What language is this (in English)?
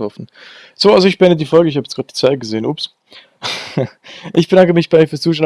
German